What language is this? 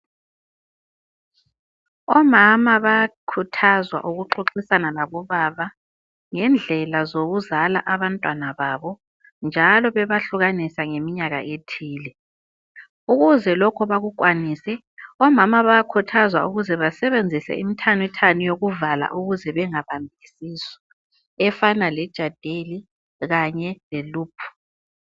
North Ndebele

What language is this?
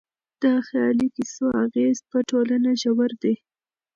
Pashto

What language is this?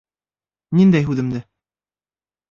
Bashkir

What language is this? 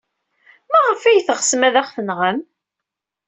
Kabyle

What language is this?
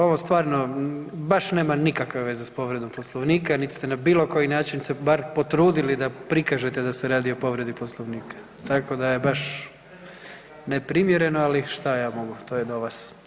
Croatian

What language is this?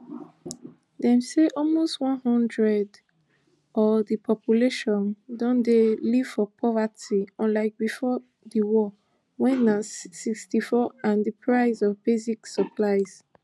Nigerian Pidgin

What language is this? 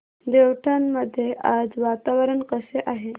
Marathi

